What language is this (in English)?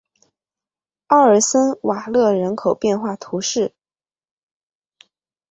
Chinese